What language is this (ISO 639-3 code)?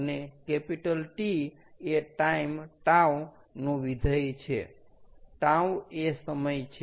guj